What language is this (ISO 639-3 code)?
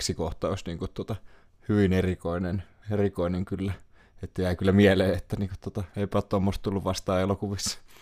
fin